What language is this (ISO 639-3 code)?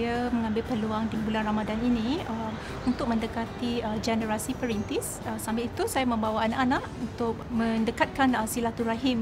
msa